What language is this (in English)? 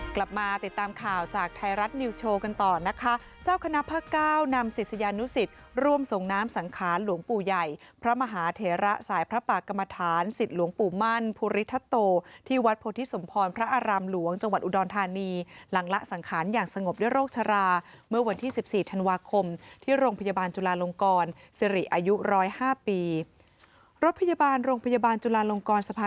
Thai